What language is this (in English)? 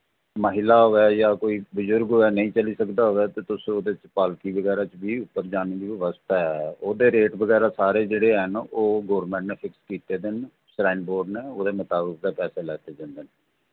Dogri